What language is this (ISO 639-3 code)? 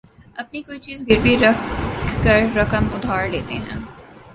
urd